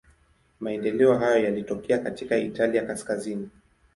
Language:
Swahili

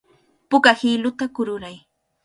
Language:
Cajatambo North Lima Quechua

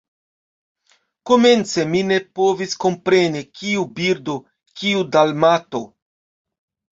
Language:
Esperanto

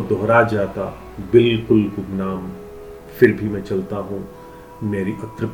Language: Hindi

